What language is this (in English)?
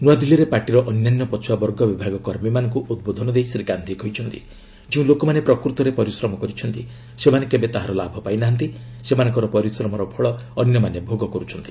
Odia